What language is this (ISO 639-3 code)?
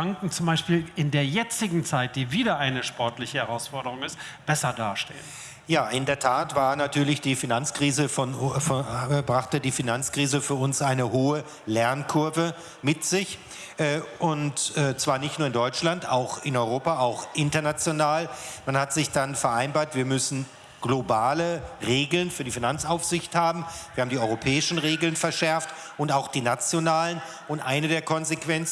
deu